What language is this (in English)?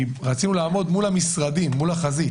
Hebrew